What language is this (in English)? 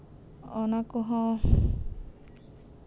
Santali